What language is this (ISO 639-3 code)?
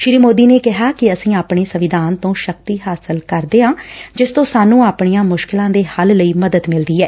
pan